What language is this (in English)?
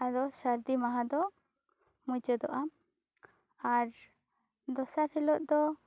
Santali